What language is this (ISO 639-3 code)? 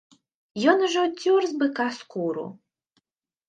bel